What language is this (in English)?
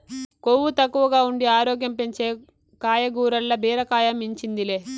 Telugu